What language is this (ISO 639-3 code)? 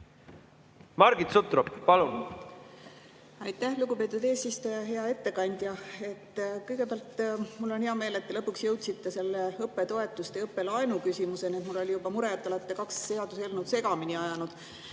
est